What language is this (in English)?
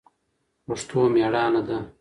Pashto